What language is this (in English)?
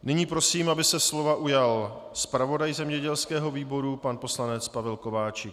Czech